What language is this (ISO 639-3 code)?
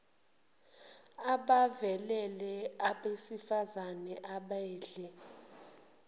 zul